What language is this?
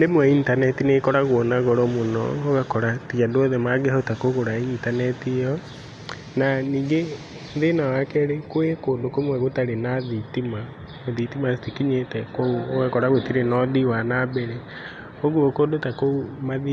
Kikuyu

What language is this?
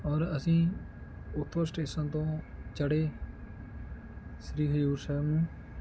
Punjabi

